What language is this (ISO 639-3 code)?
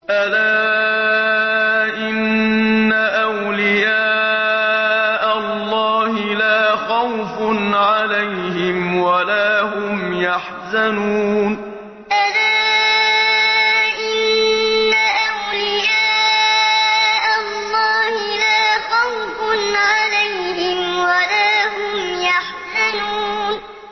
ara